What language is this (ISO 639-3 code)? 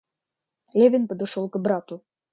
rus